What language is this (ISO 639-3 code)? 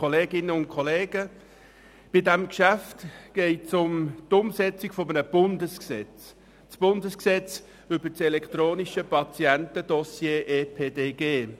gsw